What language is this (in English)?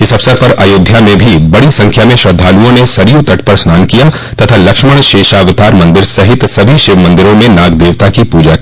Hindi